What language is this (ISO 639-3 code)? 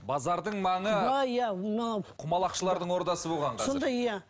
kaz